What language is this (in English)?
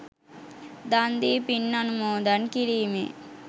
Sinhala